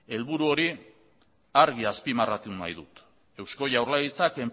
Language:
Basque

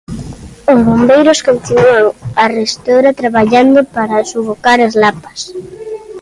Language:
Galician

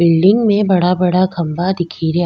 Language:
Rajasthani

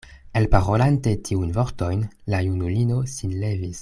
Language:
Esperanto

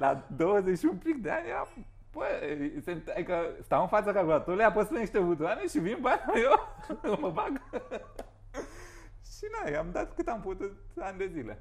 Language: Romanian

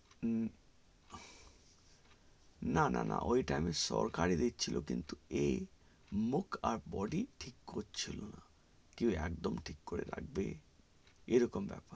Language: Bangla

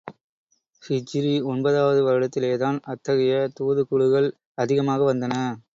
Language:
Tamil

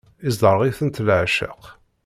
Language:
Kabyle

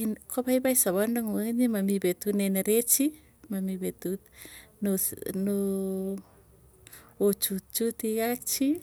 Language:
Tugen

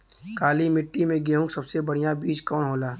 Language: Bhojpuri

